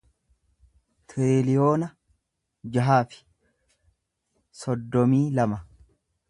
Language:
Oromo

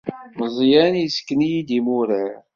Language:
Kabyle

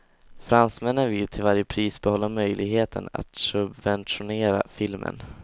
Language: Swedish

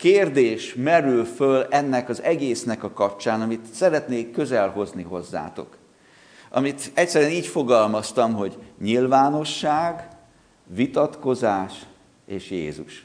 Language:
Hungarian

